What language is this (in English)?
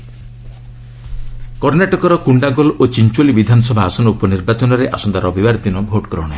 Odia